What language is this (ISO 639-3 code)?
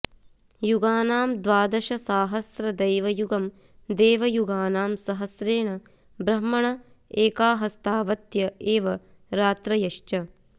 san